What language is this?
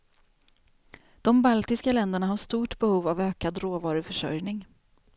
Swedish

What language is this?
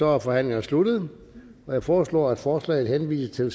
Danish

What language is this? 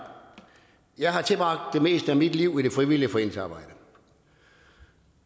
Danish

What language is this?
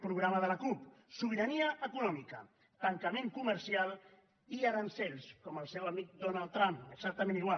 Catalan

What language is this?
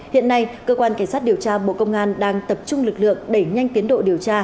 Vietnamese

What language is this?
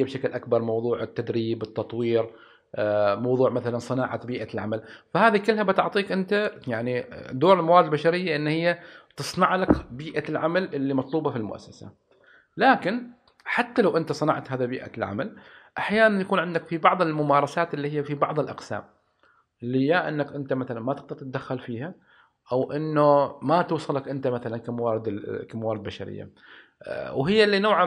Arabic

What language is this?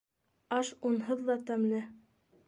Bashkir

